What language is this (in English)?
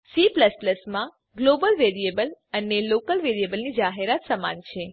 Gujarati